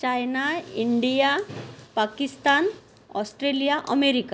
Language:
Marathi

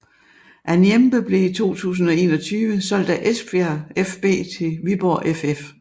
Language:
Danish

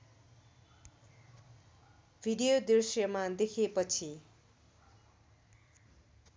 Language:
Nepali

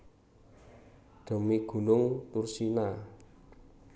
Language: Javanese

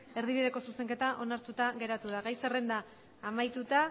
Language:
Basque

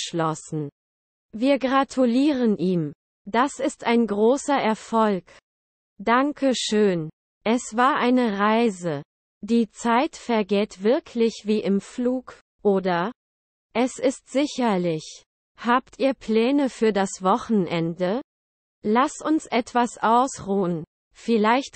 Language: German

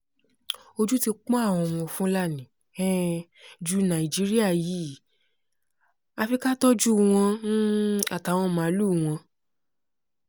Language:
Yoruba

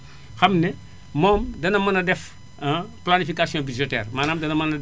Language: Wolof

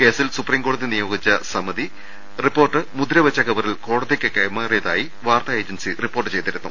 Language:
Malayalam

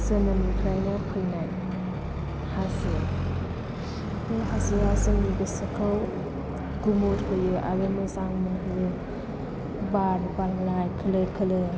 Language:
Bodo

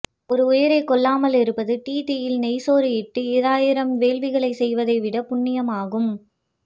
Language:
Tamil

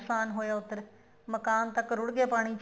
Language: Punjabi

